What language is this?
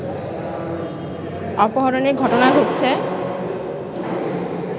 Bangla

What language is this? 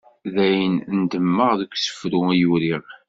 Kabyle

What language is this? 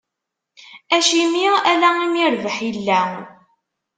Kabyle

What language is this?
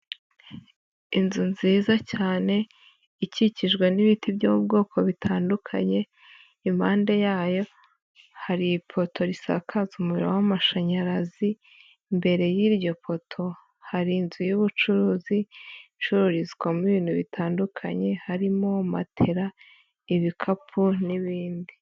Kinyarwanda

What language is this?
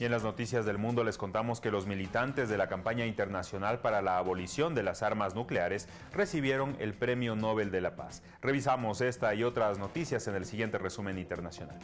Spanish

